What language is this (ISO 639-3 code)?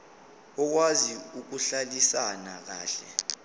zul